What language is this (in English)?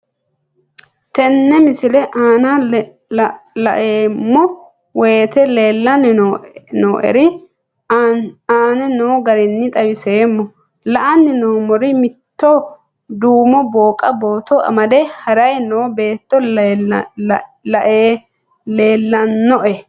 Sidamo